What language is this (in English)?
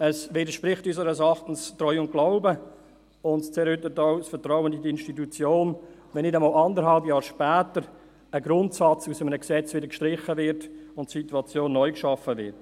Swiss German